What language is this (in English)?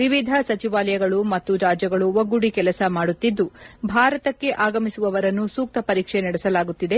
Kannada